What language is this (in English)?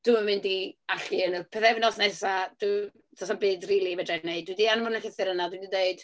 Welsh